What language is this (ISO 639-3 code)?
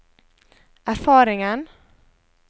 nor